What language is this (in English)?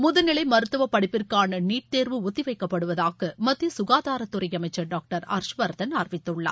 Tamil